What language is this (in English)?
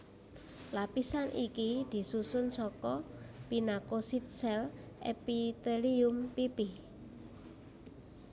Javanese